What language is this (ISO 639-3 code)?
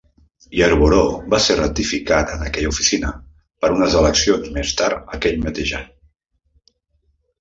cat